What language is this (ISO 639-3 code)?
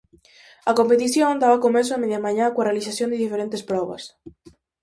glg